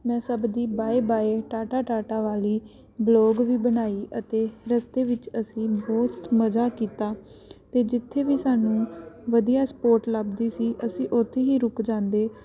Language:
Punjabi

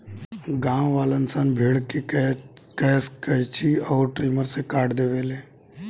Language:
Bhojpuri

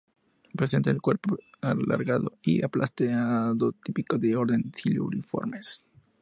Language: Spanish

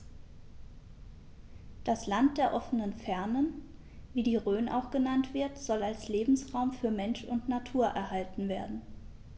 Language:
German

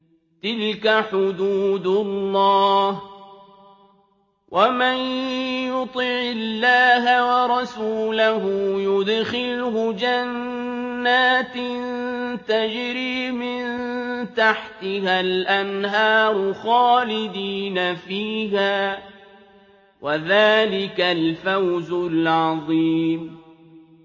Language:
Arabic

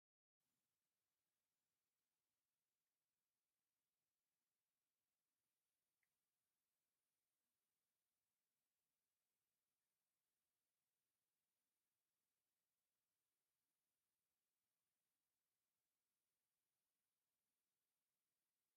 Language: Tigrinya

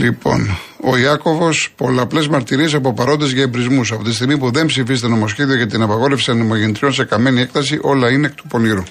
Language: Greek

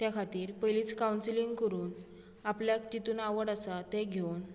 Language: Konkani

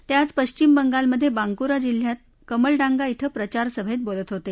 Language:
Marathi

